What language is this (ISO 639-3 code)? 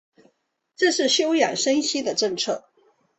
zho